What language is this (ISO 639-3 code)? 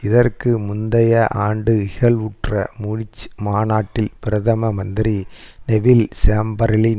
tam